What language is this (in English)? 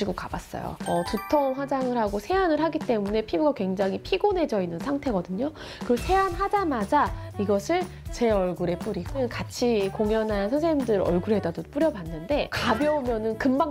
Korean